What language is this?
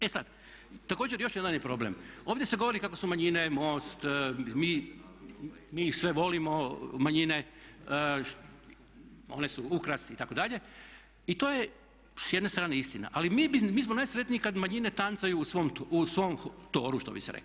Croatian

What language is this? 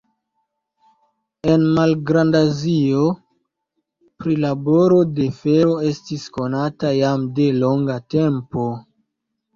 Esperanto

